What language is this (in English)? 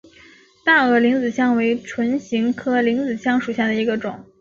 Chinese